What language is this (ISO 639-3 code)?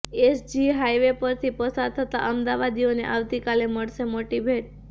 guj